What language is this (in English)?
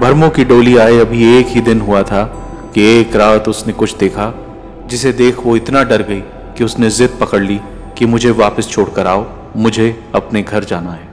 Hindi